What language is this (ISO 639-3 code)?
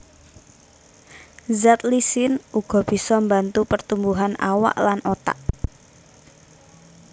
jav